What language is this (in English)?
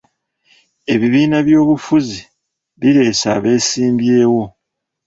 Ganda